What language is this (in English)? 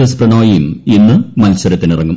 Malayalam